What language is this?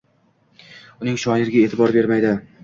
Uzbek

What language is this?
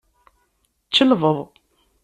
Kabyle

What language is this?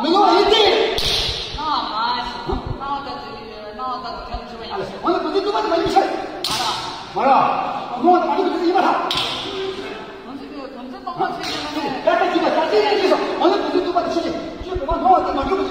Arabic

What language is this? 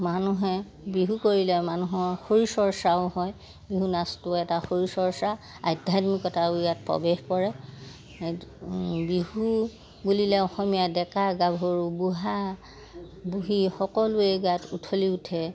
Assamese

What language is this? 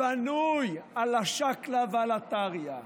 Hebrew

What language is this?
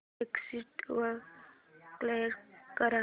Marathi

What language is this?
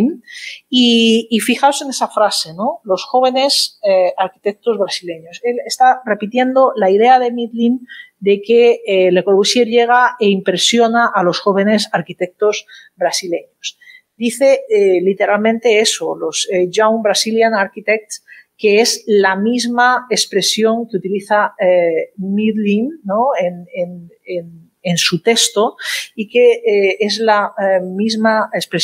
Spanish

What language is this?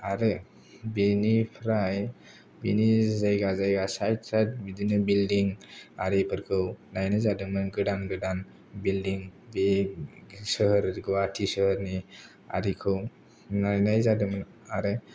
Bodo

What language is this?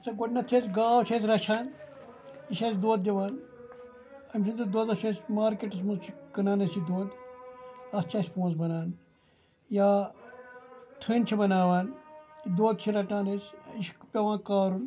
Kashmiri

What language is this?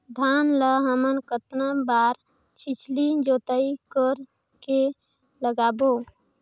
Chhattisgarhi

